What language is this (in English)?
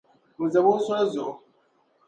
Dagbani